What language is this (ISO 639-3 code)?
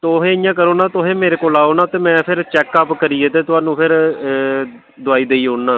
doi